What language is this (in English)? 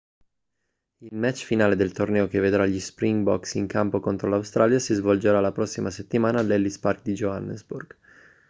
Italian